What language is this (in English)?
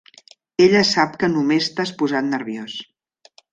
Catalan